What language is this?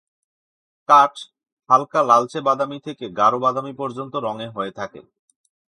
Bangla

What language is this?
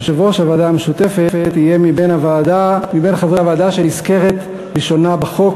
Hebrew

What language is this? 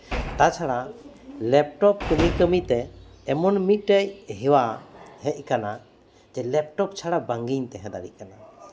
Santali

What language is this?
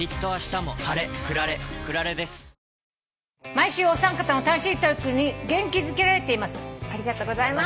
Japanese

